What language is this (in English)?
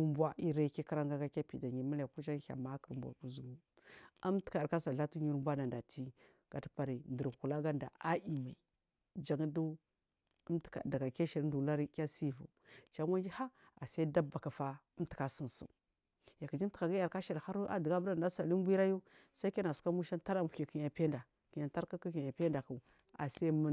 Marghi South